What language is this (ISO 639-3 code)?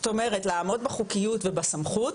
heb